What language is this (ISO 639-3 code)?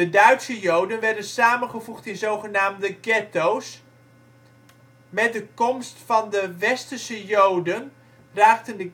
nld